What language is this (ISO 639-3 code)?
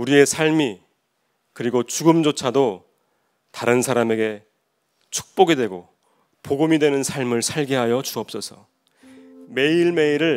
kor